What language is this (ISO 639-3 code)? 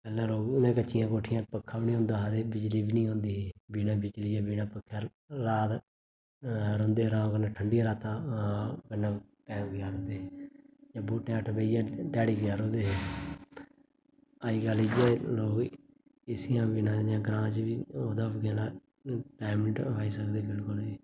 doi